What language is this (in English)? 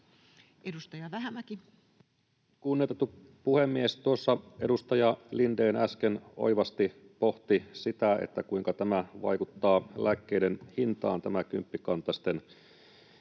Finnish